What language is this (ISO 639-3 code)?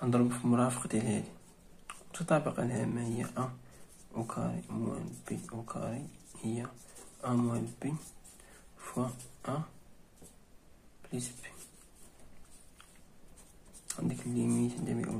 ara